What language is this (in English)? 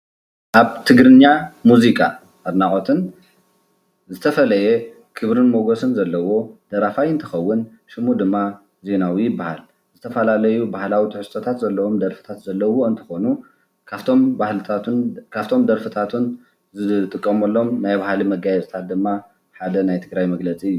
Tigrinya